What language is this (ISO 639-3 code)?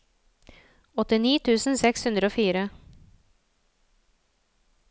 nor